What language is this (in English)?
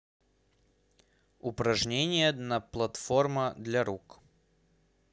Russian